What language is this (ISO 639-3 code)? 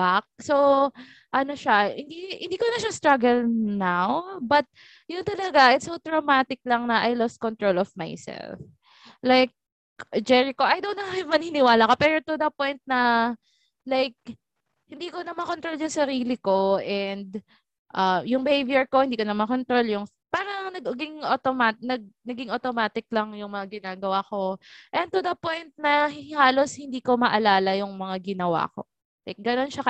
fil